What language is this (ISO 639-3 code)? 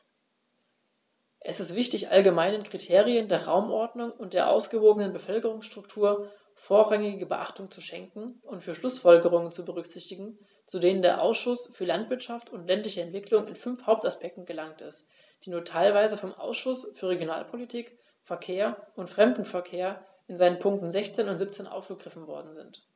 deu